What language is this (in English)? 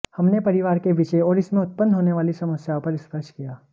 Hindi